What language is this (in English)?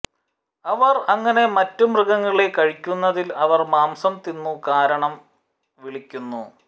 Malayalam